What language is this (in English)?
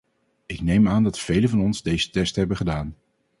Dutch